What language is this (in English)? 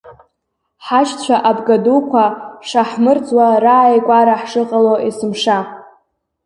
Abkhazian